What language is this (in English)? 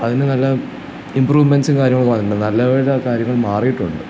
Malayalam